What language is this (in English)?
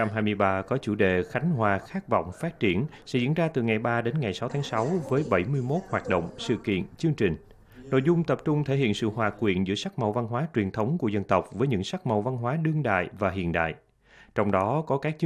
Vietnamese